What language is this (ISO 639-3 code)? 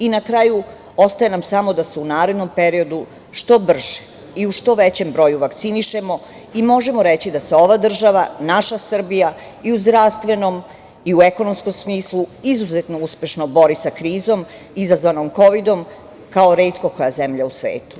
srp